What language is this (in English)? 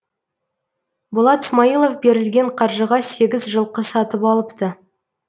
Kazakh